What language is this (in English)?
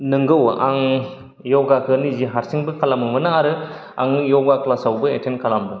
Bodo